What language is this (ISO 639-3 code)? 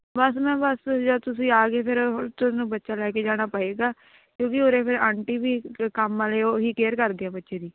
pan